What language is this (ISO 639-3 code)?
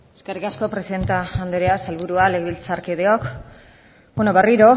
eus